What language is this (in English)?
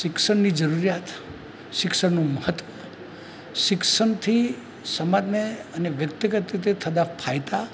Gujarati